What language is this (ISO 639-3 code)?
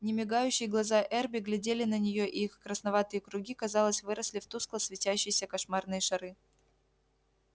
rus